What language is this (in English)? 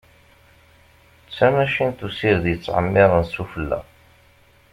Kabyle